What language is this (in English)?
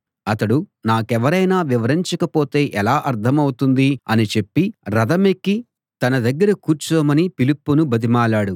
Telugu